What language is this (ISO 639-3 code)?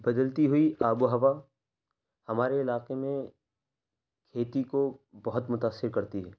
urd